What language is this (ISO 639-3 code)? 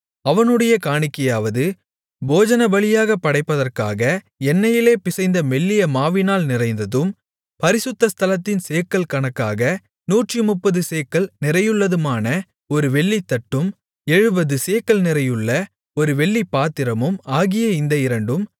tam